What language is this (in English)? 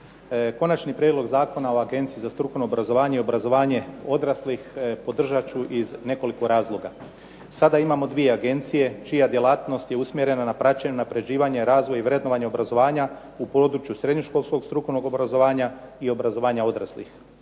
Croatian